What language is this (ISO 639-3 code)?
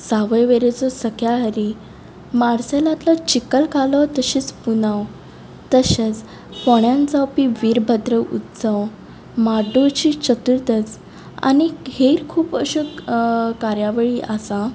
kok